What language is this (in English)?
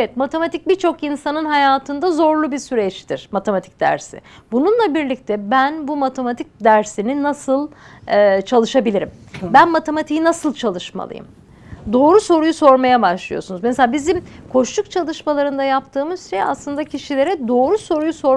Turkish